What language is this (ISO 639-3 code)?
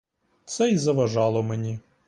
ukr